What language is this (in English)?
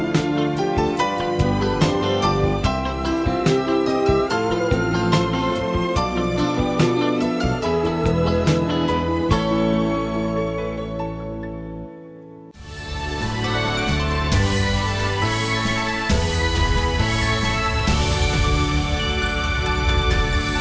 Vietnamese